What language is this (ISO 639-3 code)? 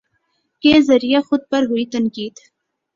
urd